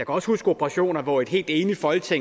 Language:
Danish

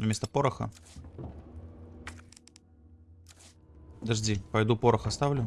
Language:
Russian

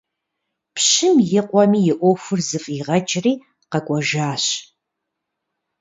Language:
Kabardian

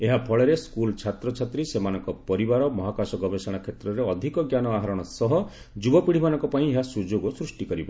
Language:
Odia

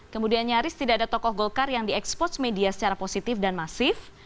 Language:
Indonesian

